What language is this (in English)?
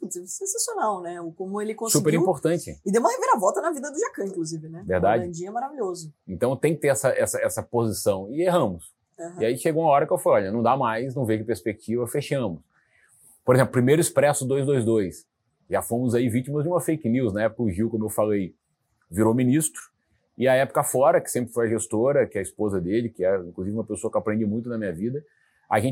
Portuguese